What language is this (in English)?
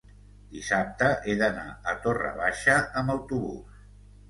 Catalan